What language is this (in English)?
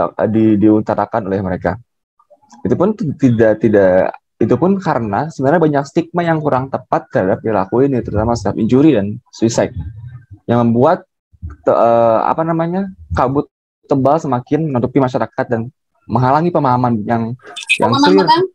Indonesian